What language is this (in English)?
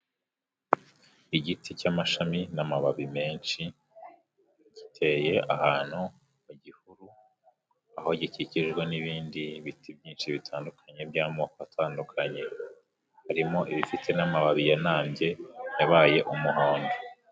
Kinyarwanda